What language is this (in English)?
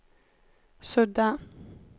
Swedish